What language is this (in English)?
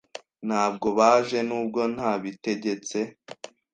Kinyarwanda